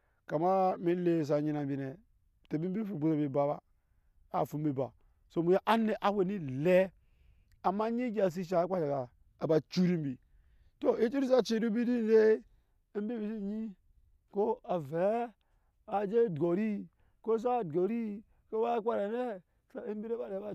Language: Nyankpa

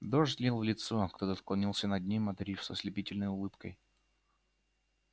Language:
Russian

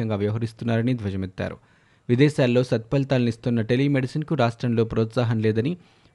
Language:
Telugu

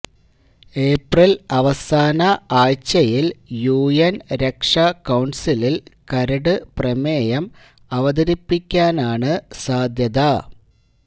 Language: Malayalam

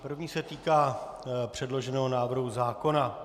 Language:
Czech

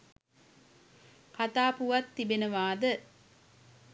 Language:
Sinhala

